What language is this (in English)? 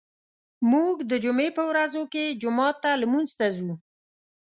Pashto